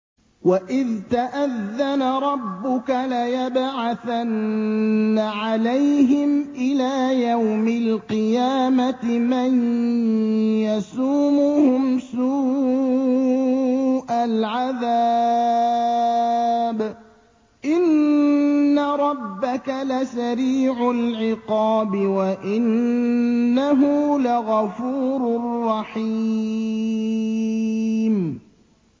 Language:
Arabic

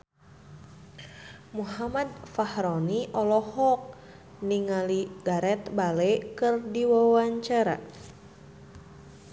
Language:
Sundanese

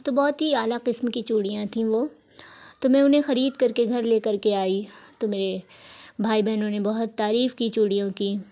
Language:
Urdu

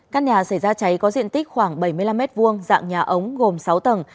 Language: Vietnamese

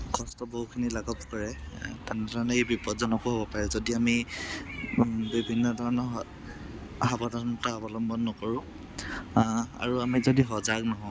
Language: Assamese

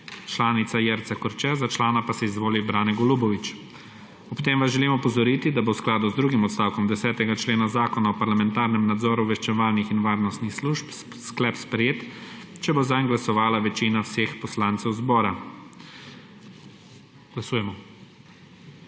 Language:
Slovenian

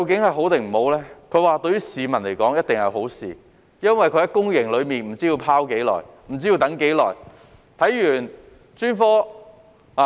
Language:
Cantonese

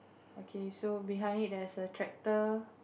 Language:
English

